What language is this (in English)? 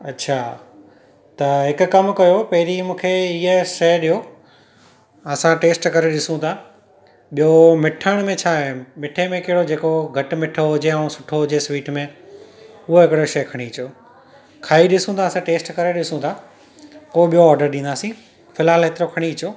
Sindhi